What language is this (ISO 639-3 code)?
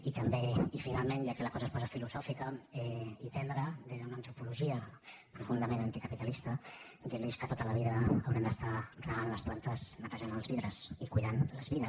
cat